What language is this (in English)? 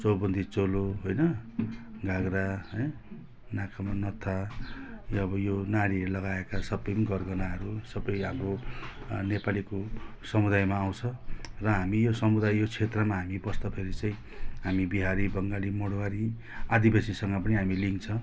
Nepali